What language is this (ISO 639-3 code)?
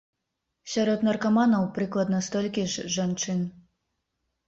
bel